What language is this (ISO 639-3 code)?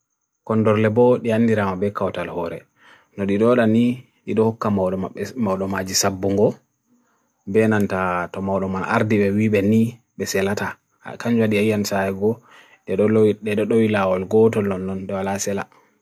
fui